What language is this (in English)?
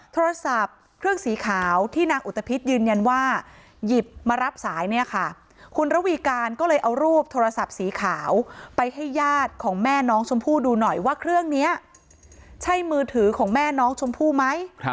Thai